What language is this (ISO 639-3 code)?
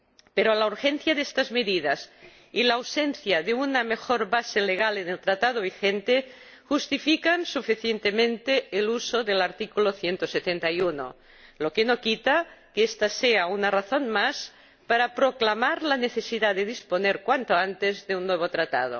spa